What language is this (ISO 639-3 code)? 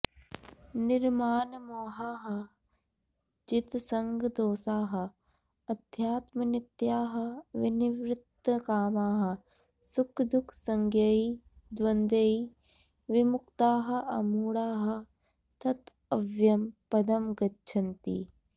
san